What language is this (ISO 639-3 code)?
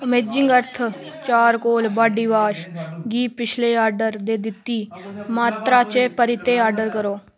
doi